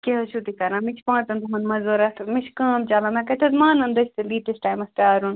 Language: Kashmiri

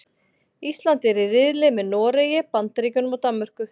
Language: Icelandic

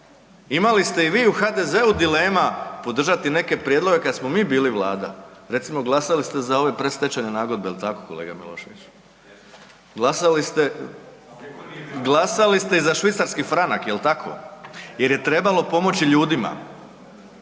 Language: Croatian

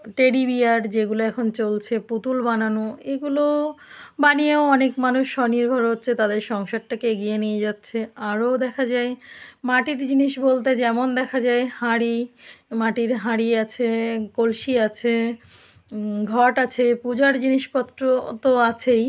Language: Bangla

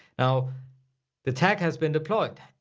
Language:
English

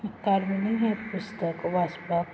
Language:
Konkani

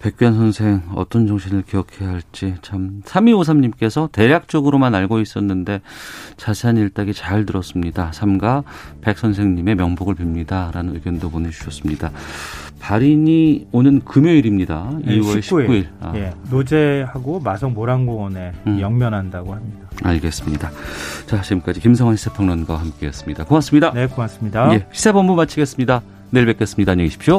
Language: Korean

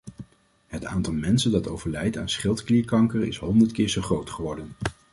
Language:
Dutch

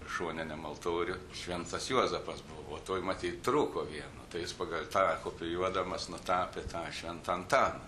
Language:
Lithuanian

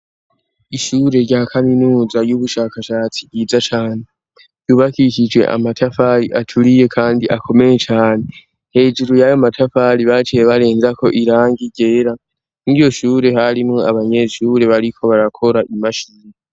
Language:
Rundi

